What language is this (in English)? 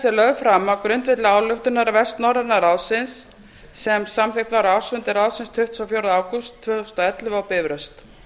Icelandic